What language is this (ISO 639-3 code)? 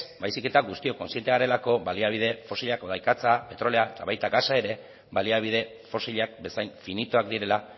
eus